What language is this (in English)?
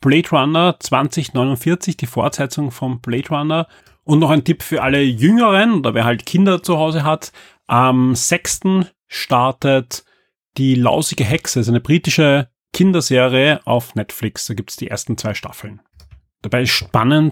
German